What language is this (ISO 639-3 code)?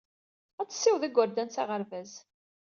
kab